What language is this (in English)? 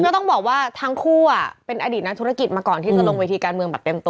Thai